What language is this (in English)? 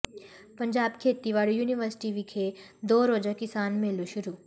Punjabi